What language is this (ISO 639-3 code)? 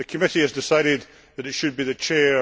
eng